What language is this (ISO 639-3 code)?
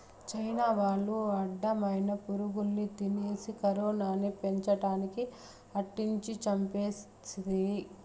tel